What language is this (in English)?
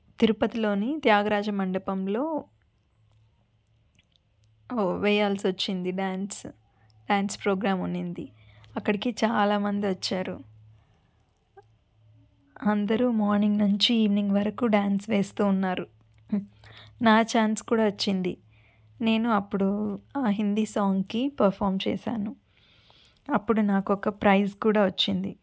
Telugu